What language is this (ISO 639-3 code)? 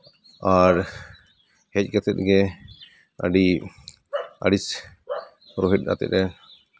sat